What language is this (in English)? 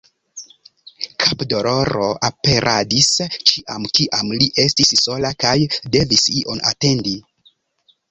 Esperanto